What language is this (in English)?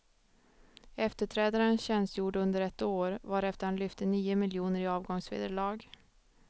Swedish